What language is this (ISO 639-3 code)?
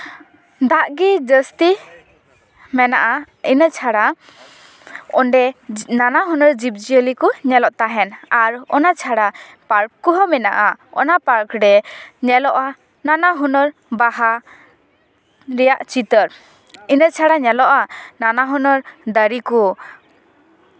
sat